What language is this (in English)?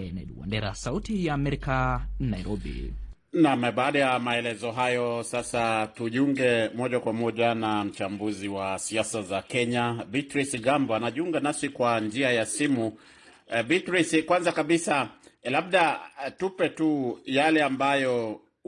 Swahili